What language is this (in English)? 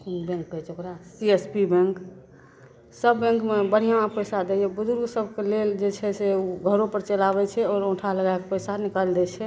Maithili